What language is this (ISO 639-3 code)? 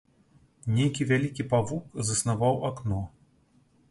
bel